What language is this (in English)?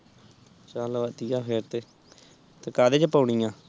Punjabi